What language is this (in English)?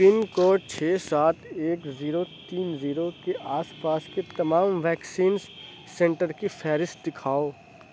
Urdu